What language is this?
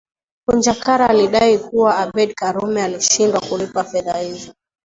Swahili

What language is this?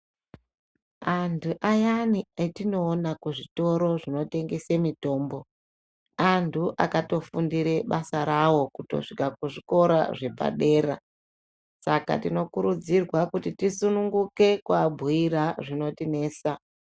Ndau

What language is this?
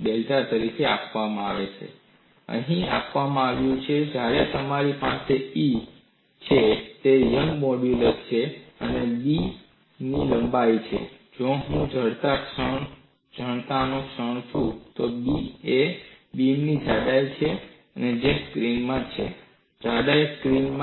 Gujarati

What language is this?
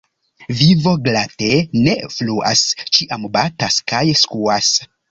Esperanto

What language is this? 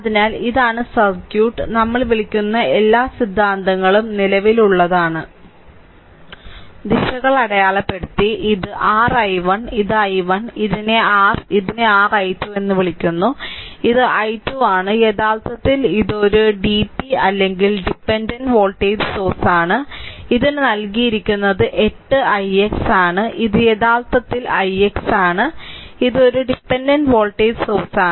Malayalam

